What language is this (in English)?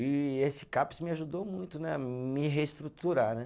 Portuguese